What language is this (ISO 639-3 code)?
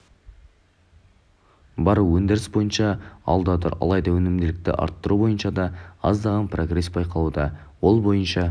kaz